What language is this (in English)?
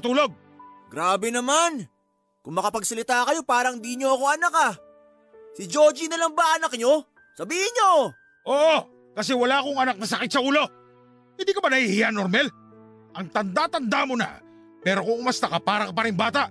Filipino